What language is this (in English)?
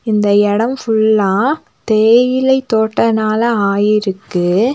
Tamil